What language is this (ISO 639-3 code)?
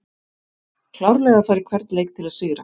isl